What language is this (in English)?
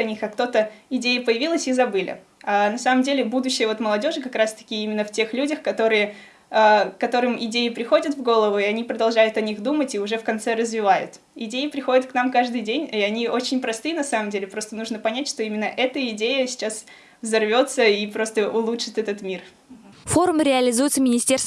Russian